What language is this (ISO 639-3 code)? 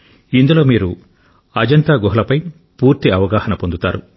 tel